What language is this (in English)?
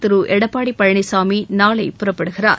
Tamil